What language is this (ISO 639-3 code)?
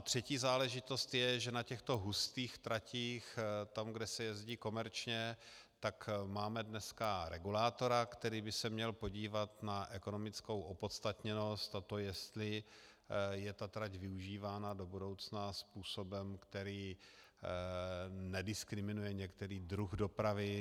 ces